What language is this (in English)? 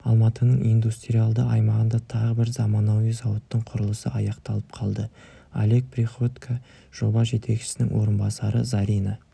Kazakh